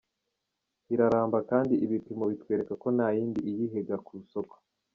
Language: Kinyarwanda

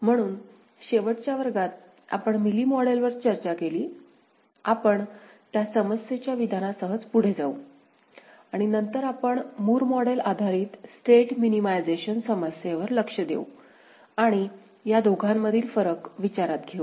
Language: Marathi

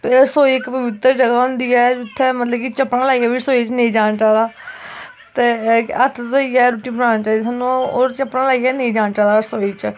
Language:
Dogri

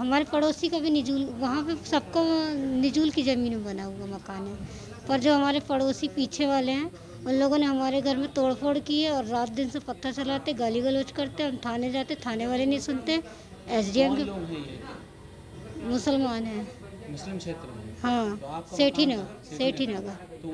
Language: Hindi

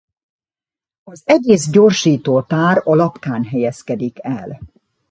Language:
Hungarian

